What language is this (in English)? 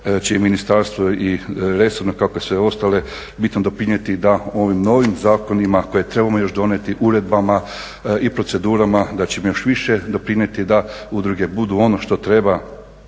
Croatian